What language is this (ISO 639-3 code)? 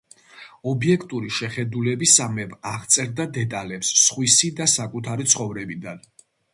kat